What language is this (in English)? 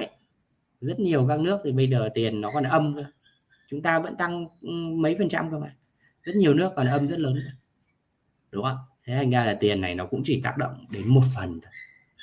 Vietnamese